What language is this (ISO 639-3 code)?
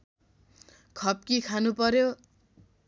nep